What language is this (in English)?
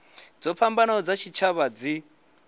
Venda